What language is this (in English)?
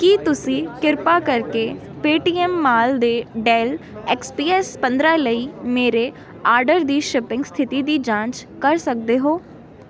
Punjabi